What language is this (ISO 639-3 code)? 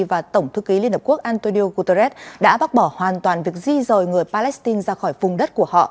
vie